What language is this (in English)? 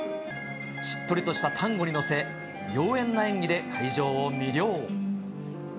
Japanese